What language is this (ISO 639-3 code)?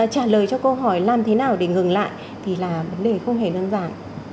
vie